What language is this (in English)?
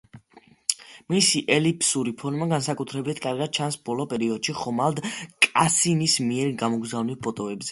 Georgian